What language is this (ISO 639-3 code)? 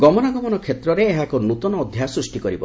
ori